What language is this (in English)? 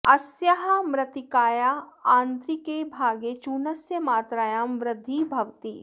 Sanskrit